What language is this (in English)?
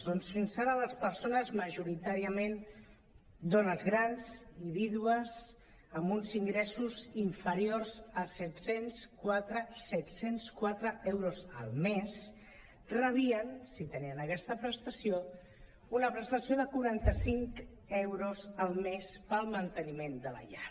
Catalan